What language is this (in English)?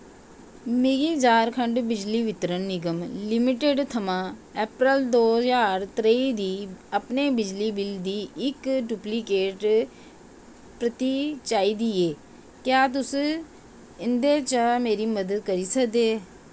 Dogri